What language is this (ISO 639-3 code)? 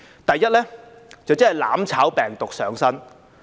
yue